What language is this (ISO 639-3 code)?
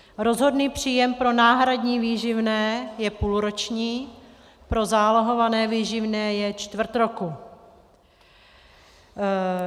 ces